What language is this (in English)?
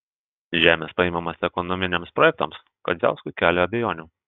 Lithuanian